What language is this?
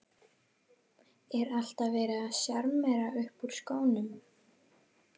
Icelandic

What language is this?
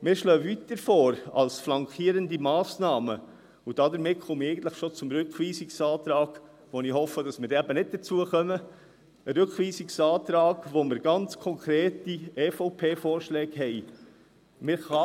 Swiss German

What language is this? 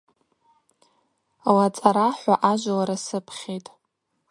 Abaza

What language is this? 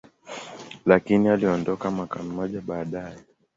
Swahili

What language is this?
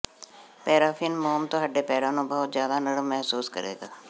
Punjabi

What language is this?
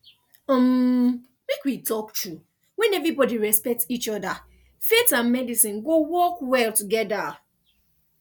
Nigerian Pidgin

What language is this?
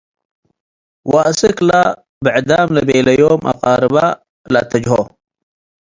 Tigre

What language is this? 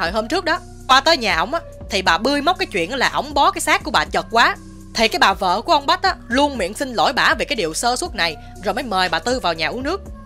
Vietnamese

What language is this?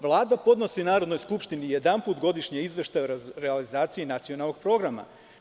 Serbian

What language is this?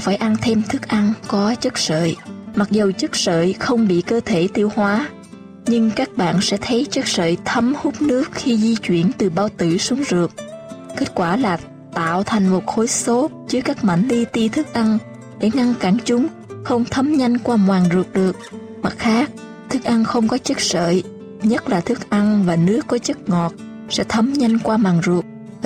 Vietnamese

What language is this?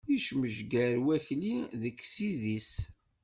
Kabyle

